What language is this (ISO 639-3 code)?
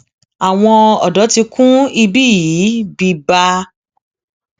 yor